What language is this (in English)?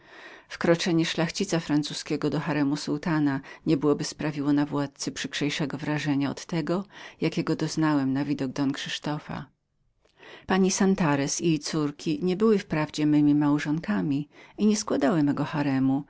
Polish